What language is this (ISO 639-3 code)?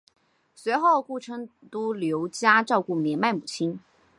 zho